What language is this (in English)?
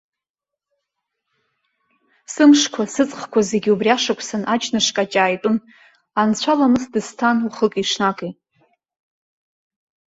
Abkhazian